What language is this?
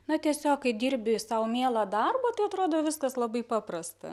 Lithuanian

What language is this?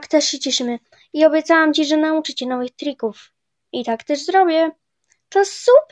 Polish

